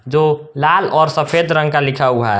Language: Hindi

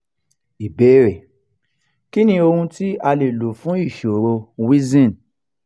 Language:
Yoruba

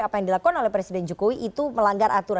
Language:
Indonesian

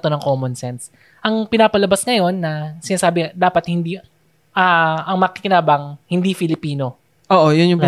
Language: Filipino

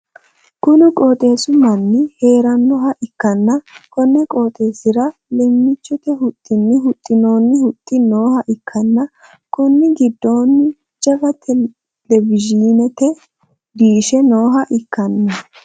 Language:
Sidamo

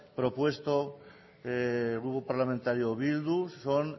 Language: Spanish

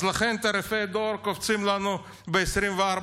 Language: Hebrew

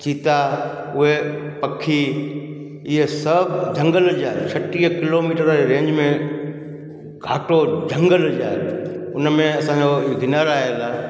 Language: Sindhi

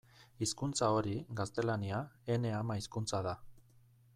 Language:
Basque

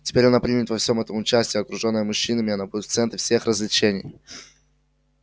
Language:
Russian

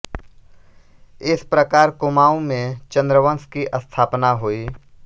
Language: Hindi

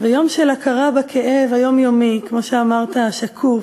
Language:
Hebrew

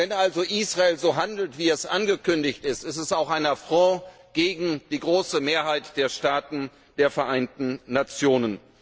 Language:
German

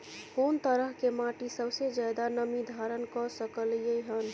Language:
Maithili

